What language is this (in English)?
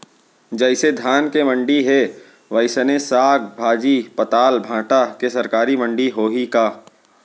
Chhattisgarhi